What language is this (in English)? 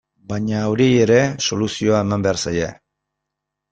Basque